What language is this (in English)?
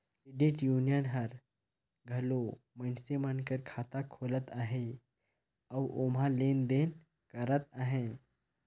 Chhattisgarhi